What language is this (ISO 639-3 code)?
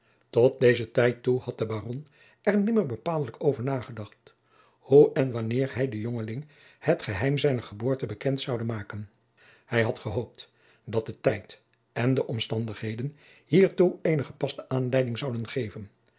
nld